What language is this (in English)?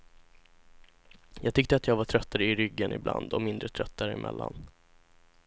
Swedish